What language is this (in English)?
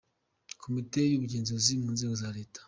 Kinyarwanda